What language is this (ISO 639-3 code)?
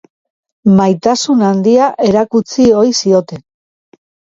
eus